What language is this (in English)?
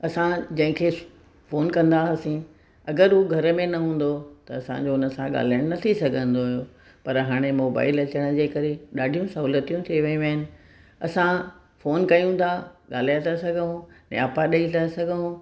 Sindhi